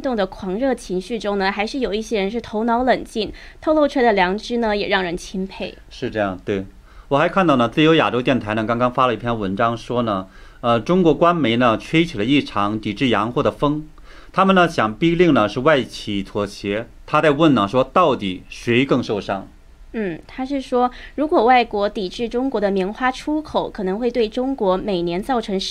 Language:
Chinese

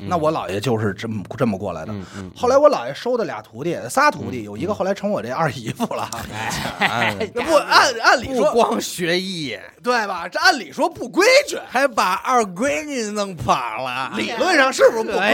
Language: Chinese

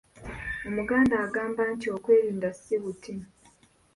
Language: Ganda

